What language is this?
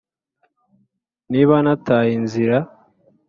Kinyarwanda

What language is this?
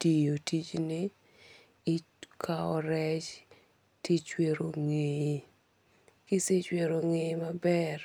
Luo (Kenya and Tanzania)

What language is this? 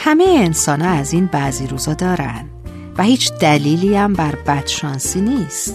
Persian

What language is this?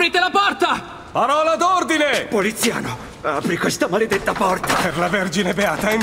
Italian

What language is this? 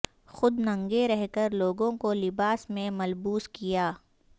Urdu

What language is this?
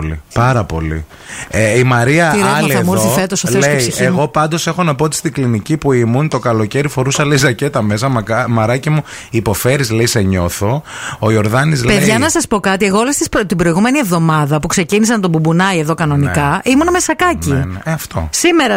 Greek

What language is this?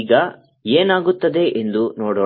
Kannada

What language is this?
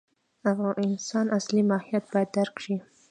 Pashto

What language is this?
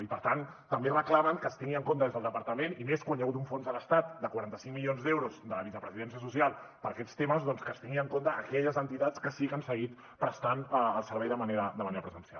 Catalan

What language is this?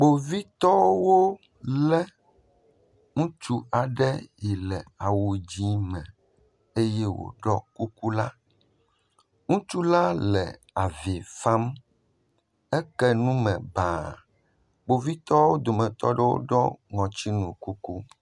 Ewe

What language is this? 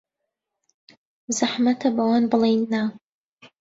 Central Kurdish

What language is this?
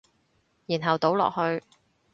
Cantonese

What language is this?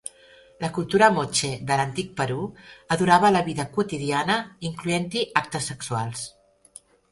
Catalan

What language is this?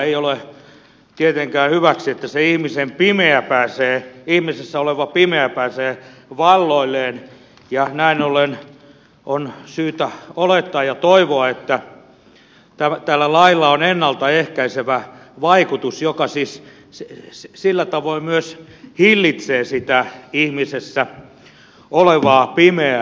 Finnish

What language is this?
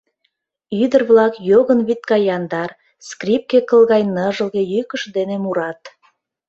Mari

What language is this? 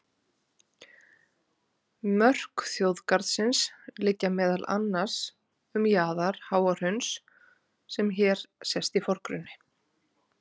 Icelandic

